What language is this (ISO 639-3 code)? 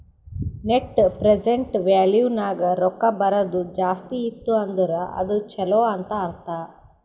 kan